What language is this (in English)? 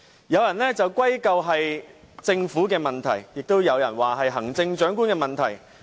Cantonese